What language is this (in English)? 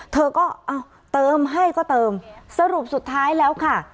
Thai